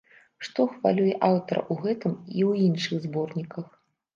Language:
Belarusian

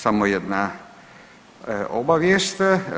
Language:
Croatian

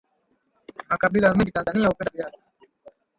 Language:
Swahili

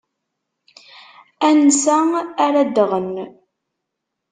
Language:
Kabyle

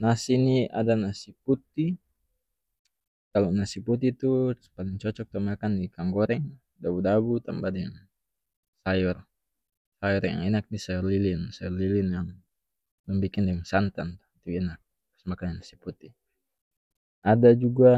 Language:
North Moluccan Malay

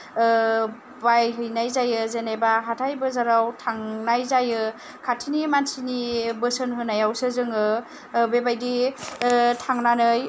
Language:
Bodo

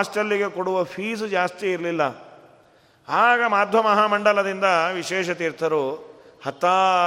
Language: Kannada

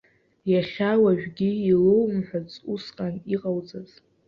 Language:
Abkhazian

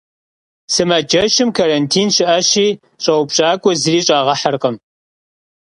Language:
Kabardian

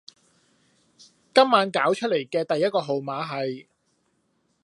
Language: Cantonese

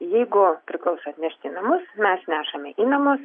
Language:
Lithuanian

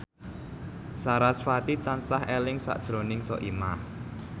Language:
Javanese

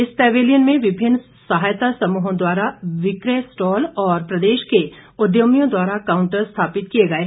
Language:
Hindi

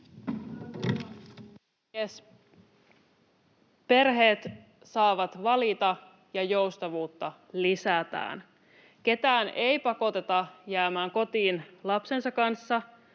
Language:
Finnish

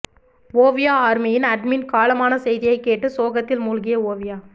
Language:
Tamil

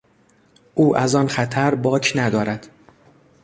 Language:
Persian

